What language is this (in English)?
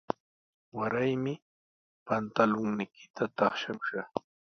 Sihuas Ancash Quechua